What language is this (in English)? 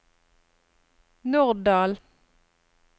Norwegian